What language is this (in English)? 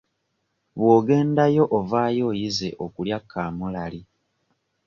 Ganda